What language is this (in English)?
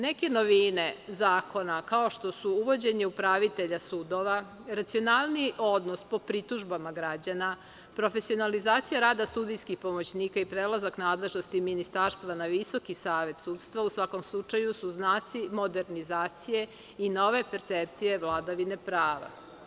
Serbian